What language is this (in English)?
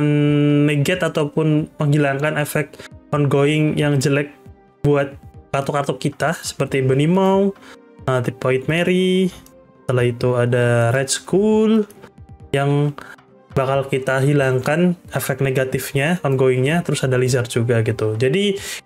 Indonesian